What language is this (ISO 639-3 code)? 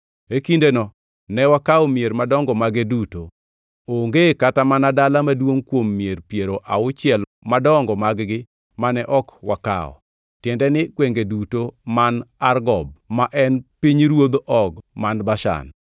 luo